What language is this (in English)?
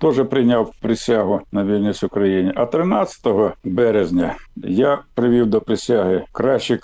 Ukrainian